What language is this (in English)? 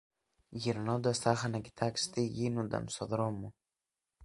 Greek